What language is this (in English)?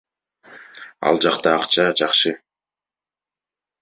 Kyrgyz